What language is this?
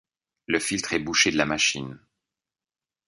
French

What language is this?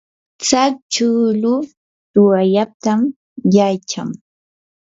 Yanahuanca Pasco Quechua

